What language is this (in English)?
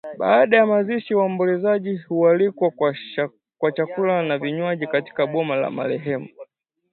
Swahili